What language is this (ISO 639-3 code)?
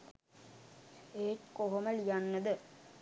sin